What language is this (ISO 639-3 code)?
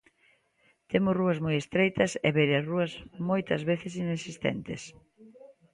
glg